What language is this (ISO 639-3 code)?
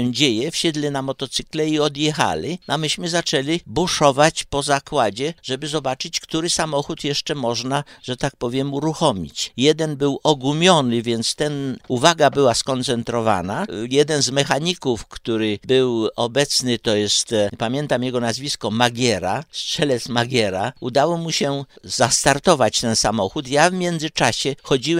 pol